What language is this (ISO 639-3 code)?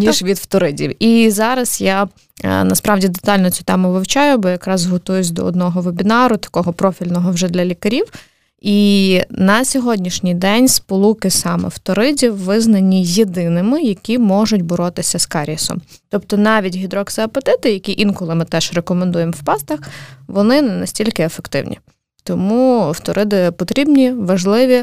ukr